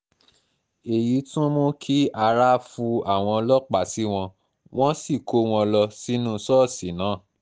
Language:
Yoruba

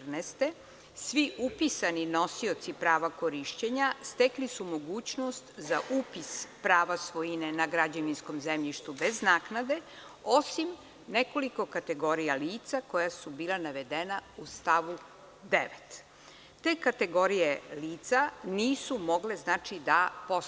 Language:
Serbian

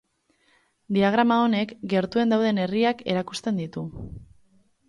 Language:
Basque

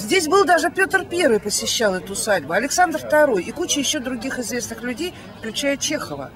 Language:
Russian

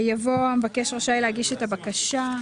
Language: Hebrew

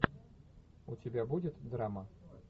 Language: Russian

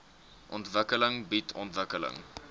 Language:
Afrikaans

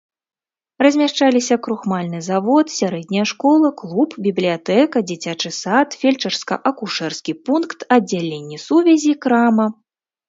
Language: Belarusian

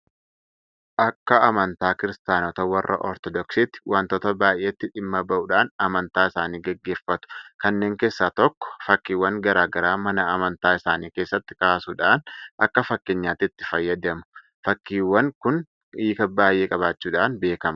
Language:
Oromo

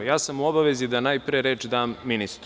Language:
Serbian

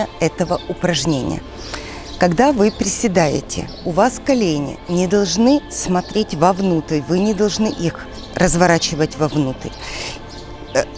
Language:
Russian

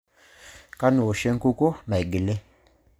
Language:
Masai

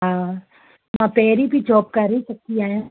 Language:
Sindhi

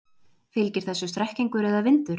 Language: Icelandic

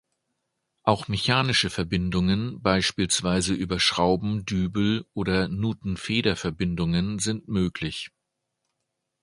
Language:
German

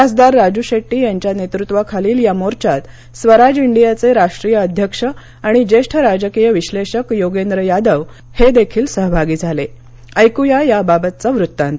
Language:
Marathi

